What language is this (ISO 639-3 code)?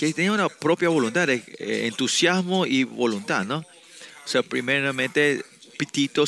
spa